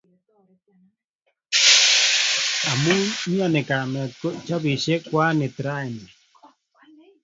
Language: Kalenjin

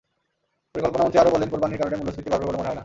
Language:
Bangla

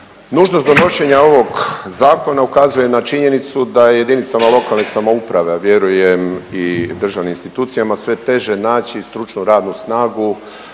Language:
Croatian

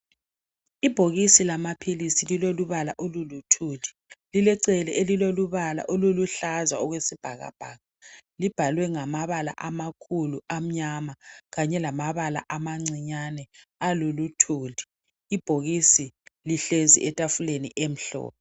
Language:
North Ndebele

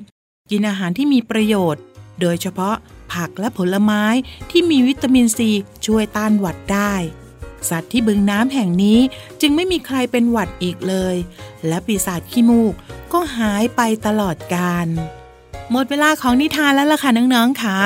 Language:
Thai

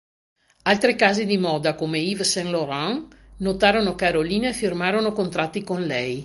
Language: Italian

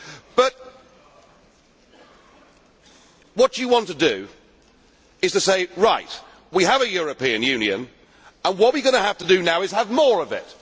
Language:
English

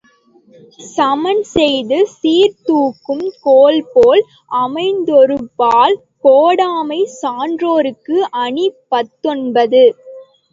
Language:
Tamil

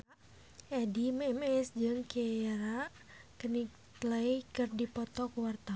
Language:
Sundanese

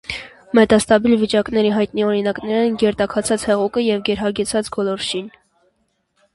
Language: Armenian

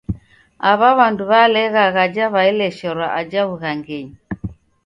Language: Taita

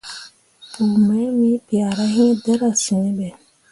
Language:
Mundang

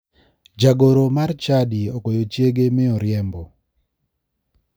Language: Luo (Kenya and Tanzania)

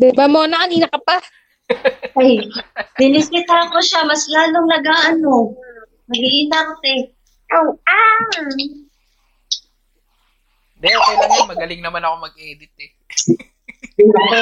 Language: Filipino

